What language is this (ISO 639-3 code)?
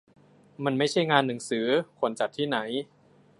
tha